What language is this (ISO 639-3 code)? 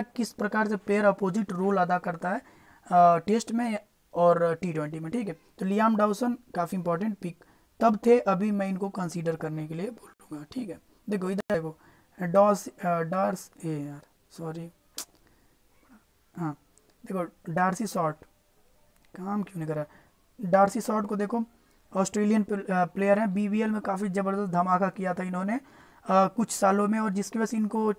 hin